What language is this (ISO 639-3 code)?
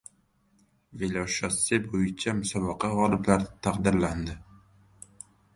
uzb